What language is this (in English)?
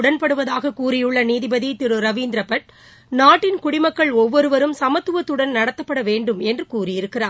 Tamil